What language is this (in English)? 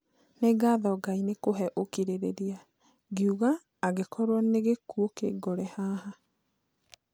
Kikuyu